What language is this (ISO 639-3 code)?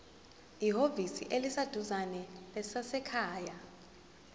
zul